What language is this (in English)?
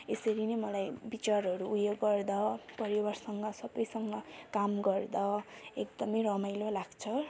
Nepali